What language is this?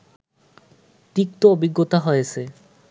Bangla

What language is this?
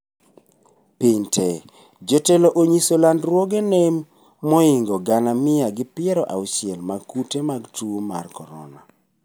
Luo (Kenya and Tanzania)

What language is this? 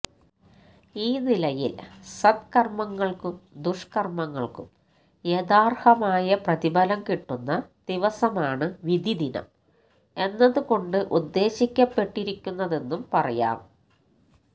Malayalam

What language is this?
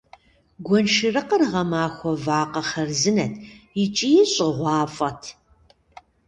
Kabardian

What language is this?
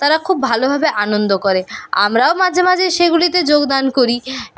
Bangla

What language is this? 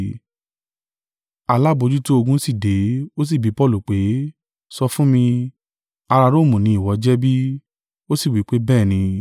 Yoruba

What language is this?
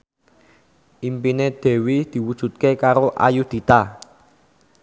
Javanese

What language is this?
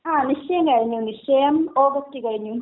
Malayalam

